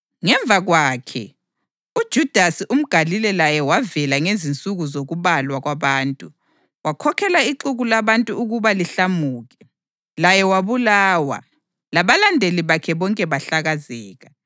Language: North Ndebele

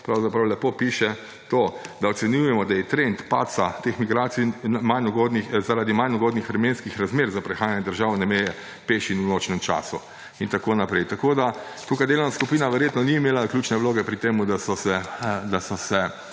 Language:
Slovenian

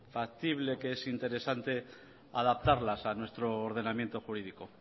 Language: Spanish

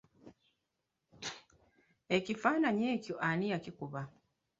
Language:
Ganda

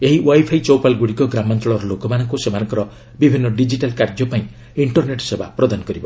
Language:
Odia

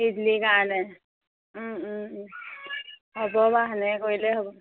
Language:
Assamese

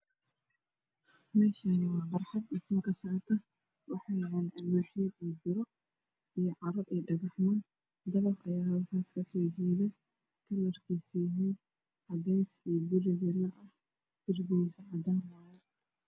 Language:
Somali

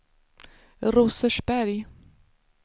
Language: Swedish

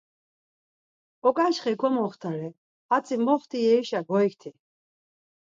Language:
Laz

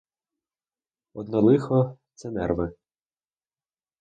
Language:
Ukrainian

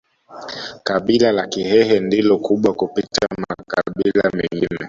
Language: Swahili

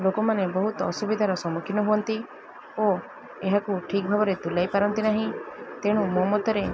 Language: Odia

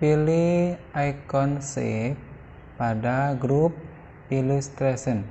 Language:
Indonesian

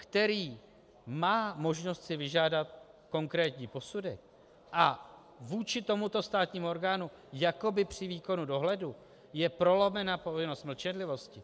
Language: Czech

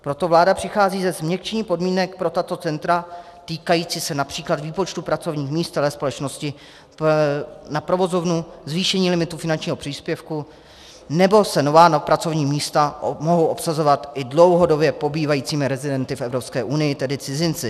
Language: Czech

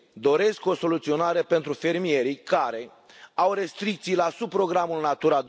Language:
Romanian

